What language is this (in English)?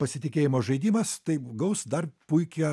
Lithuanian